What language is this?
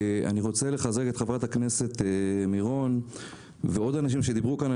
Hebrew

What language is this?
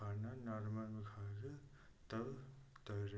Hindi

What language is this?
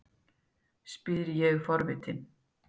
Icelandic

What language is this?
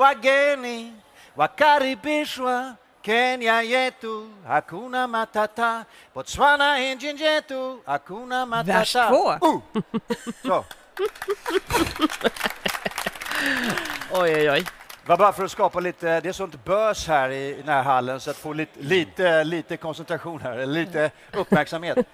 Swedish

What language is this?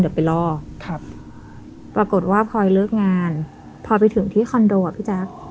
Thai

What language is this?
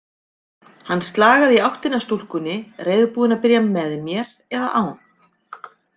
Icelandic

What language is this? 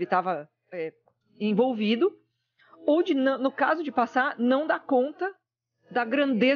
Portuguese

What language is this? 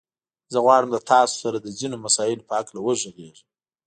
Pashto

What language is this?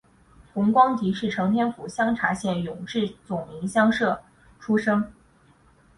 Chinese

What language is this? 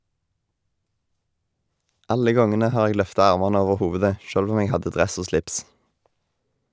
Norwegian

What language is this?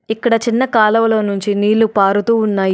Telugu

